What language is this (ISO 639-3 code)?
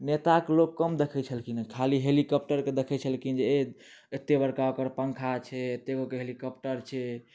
mai